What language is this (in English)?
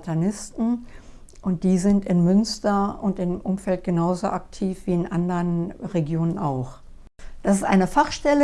German